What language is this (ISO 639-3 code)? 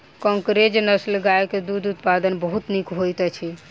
mai